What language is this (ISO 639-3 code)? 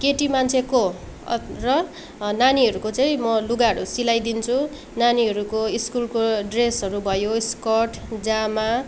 nep